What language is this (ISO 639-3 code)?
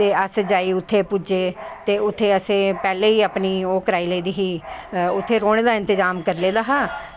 doi